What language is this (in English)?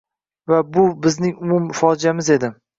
Uzbek